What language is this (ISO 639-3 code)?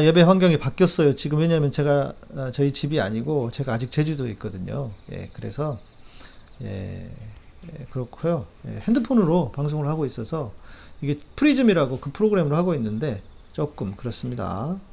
kor